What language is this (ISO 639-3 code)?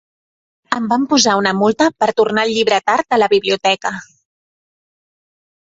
cat